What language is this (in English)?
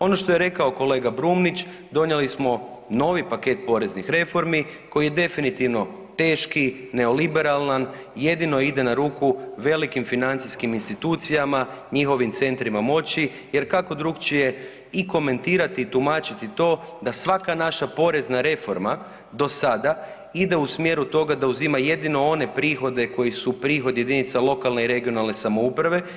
Croatian